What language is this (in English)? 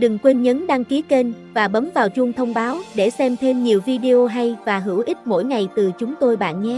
Vietnamese